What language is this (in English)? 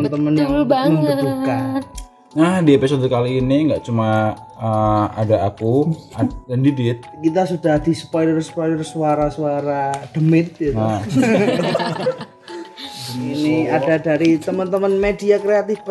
Indonesian